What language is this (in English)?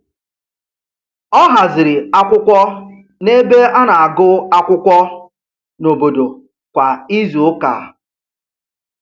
Igbo